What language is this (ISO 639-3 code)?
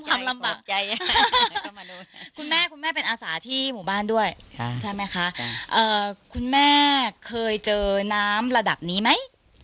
tha